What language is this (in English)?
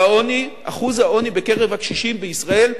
Hebrew